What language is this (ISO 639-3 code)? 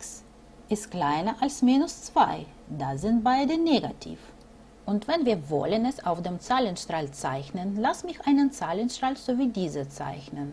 deu